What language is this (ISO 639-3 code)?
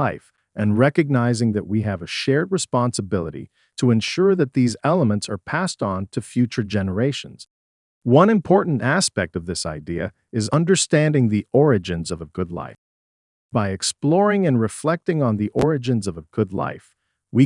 eng